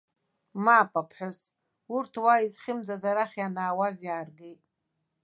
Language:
Abkhazian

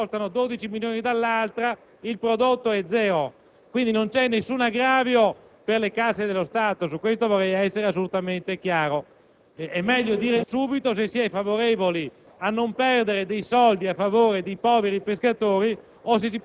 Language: Italian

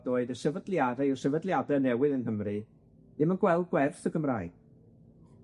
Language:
Welsh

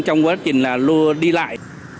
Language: Vietnamese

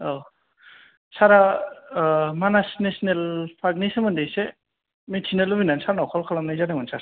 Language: Bodo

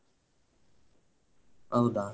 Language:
Kannada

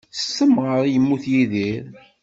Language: Kabyle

